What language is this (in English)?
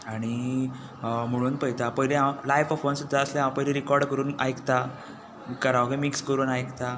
Konkani